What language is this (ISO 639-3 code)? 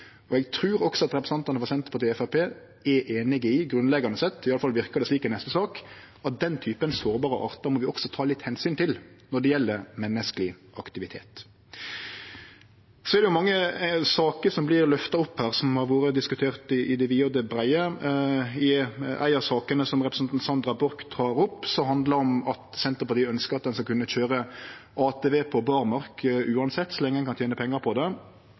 nno